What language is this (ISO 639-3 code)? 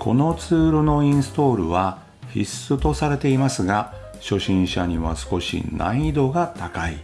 jpn